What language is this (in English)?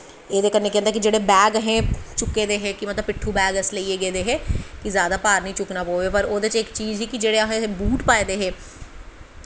Dogri